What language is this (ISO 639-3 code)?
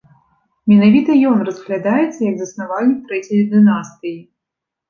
bel